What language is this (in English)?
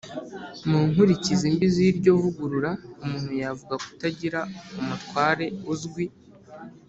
Kinyarwanda